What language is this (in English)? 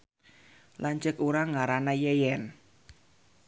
Sundanese